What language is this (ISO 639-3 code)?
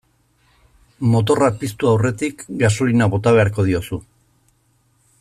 eus